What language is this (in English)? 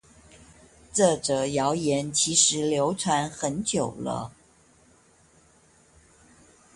Chinese